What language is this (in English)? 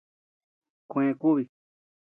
Tepeuxila Cuicatec